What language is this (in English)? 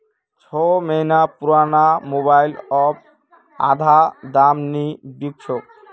Magahi